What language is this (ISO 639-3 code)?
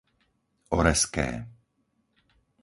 slk